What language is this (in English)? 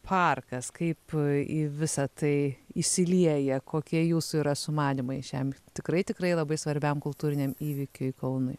Lithuanian